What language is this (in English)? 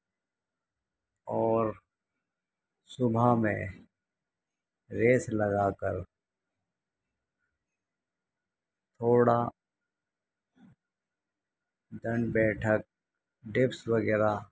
Urdu